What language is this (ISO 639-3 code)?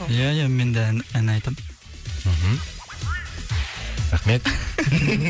kaz